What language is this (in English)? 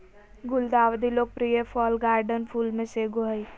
Magahi